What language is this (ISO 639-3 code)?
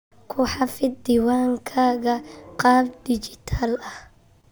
som